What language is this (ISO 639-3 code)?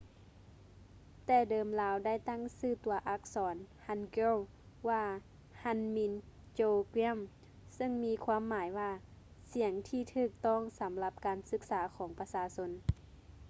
lao